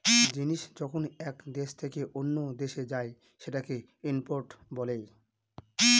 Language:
Bangla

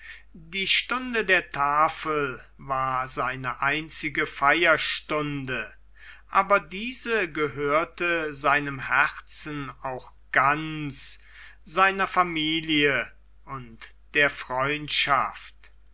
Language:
German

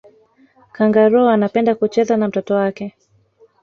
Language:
Swahili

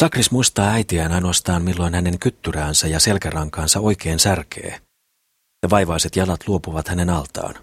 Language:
Finnish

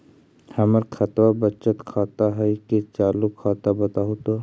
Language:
Magahi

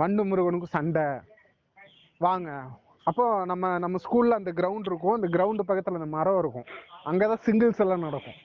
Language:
Tamil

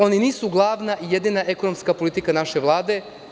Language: Serbian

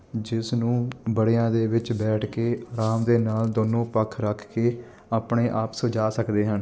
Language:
Punjabi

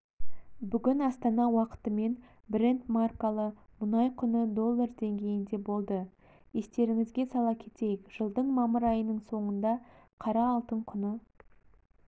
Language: Kazakh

